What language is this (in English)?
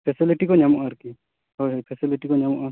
Santali